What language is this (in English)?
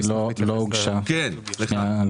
Hebrew